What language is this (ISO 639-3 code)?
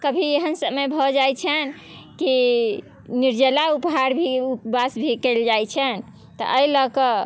mai